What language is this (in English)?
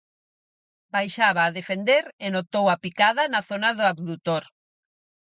Galician